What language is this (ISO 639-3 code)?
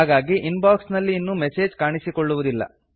kan